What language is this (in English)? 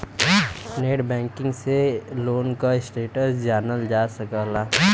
Bhojpuri